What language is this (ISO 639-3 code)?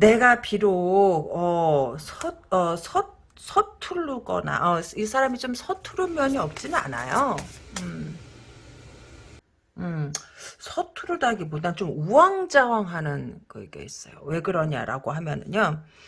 kor